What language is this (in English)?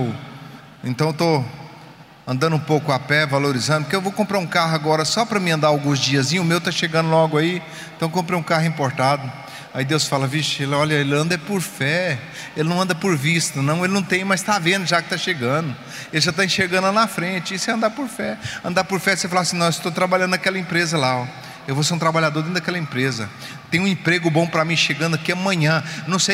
Portuguese